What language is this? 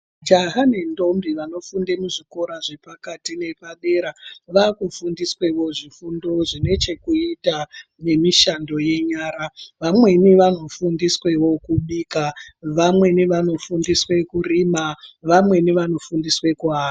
Ndau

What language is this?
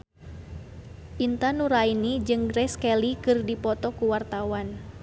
Sundanese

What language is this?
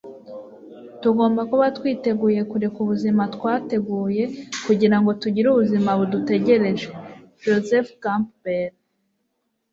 Kinyarwanda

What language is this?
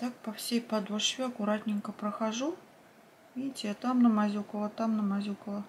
Russian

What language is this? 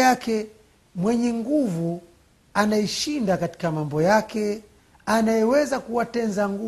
Swahili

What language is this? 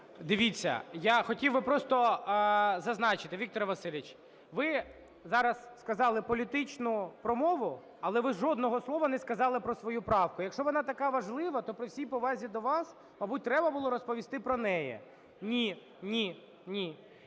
Ukrainian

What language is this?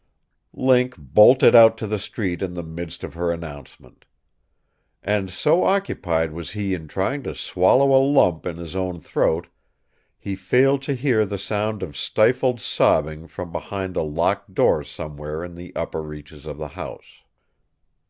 English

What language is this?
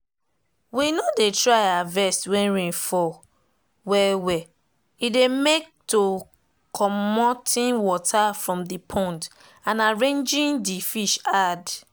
Nigerian Pidgin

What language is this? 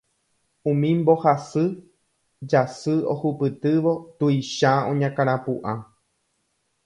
Guarani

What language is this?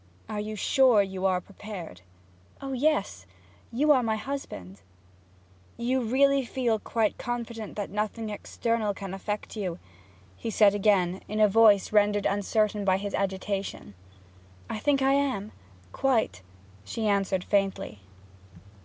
English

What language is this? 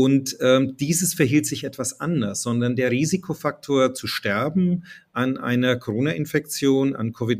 German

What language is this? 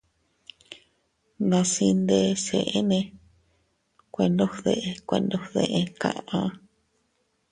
Teutila Cuicatec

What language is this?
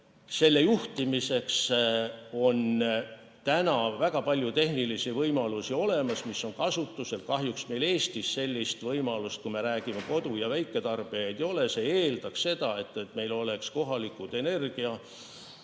Estonian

